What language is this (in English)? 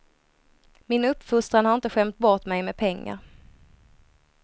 Swedish